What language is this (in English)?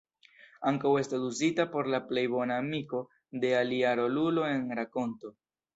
Esperanto